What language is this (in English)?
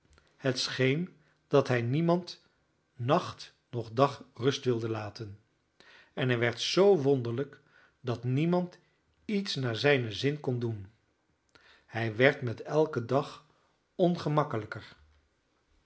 Dutch